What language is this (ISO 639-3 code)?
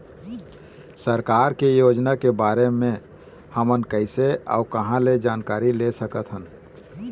hne